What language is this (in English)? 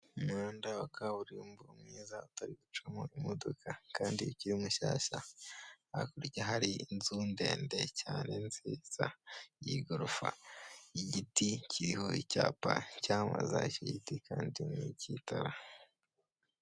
Kinyarwanda